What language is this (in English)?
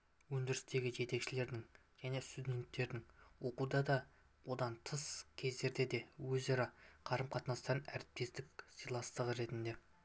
Kazakh